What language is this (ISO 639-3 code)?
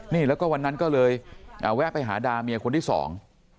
tha